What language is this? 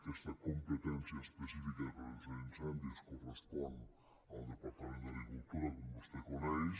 Catalan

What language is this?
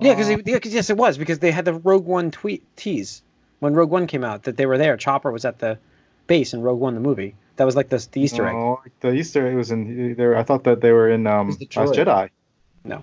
English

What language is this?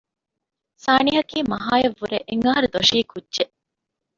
Divehi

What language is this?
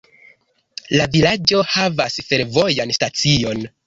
Esperanto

